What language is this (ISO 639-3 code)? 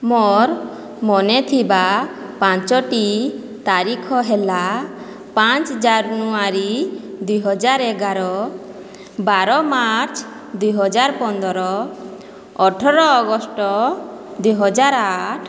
ori